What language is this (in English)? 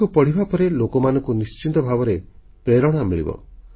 Odia